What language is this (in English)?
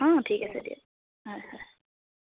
Assamese